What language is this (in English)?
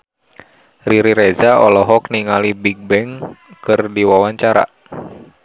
Sundanese